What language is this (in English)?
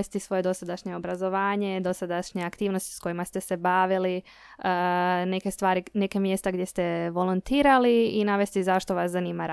Croatian